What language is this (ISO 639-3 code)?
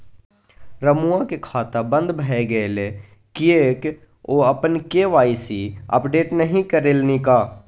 mai